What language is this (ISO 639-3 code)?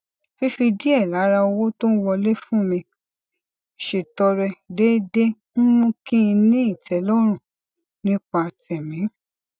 yor